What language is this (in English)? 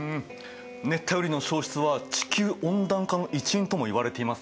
Japanese